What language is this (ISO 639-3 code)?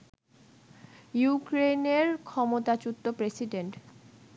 ben